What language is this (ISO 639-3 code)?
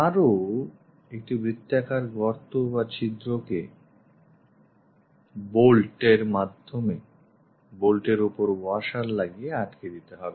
ben